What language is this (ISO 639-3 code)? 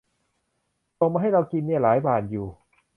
tha